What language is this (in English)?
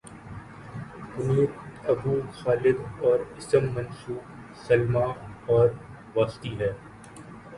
Urdu